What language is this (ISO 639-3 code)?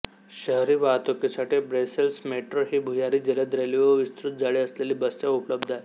mar